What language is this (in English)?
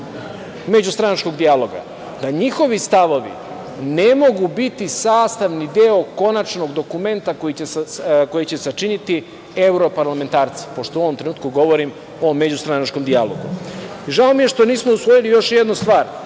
Serbian